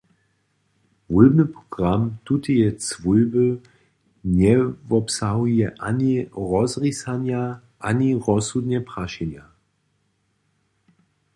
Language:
Upper Sorbian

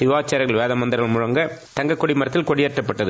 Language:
Tamil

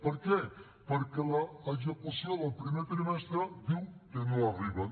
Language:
Catalan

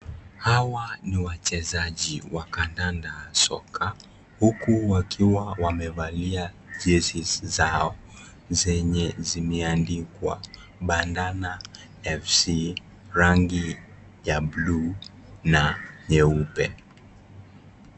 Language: Swahili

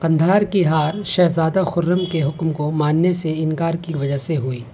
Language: Urdu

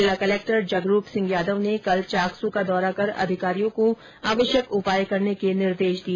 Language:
Hindi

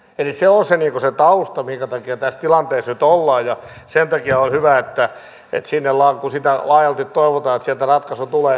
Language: Finnish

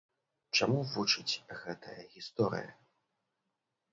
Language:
Belarusian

